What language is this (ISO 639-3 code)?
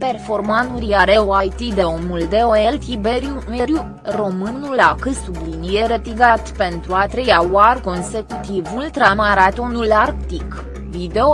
ron